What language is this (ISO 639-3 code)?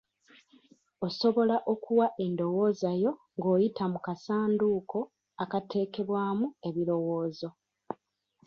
lug